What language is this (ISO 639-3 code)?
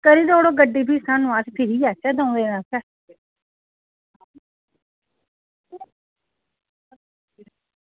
doi